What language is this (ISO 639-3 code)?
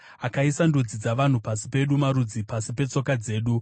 sna